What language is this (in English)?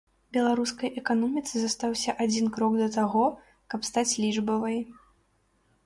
Belarusian